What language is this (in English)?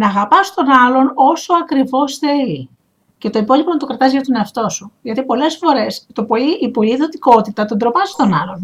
Greek